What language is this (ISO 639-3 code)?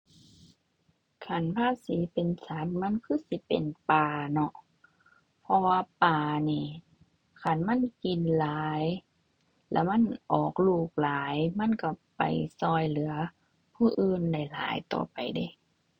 tha